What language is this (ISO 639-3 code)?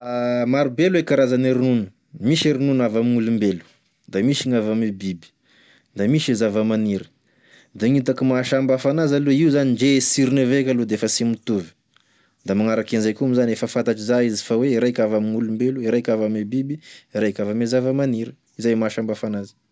tkg